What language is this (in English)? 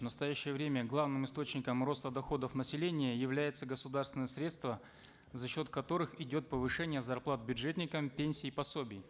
Kazakh